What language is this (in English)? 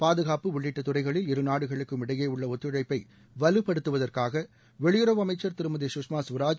Tamil